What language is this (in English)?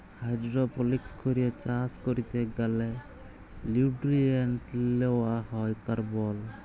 Bangla